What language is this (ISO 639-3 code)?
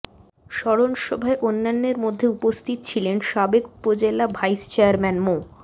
ben